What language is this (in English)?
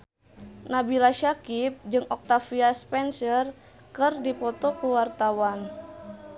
Sundanese